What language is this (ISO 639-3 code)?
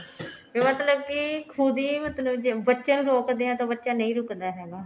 pan